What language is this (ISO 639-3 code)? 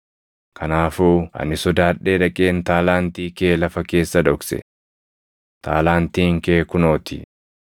orm